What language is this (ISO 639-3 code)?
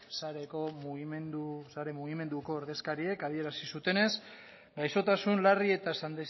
eus